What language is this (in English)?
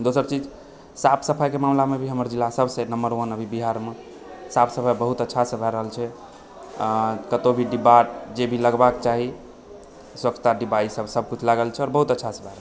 Maithili